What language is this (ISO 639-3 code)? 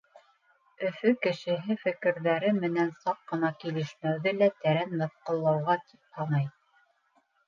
bak